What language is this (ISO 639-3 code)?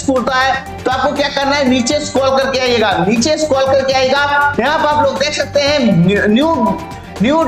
hin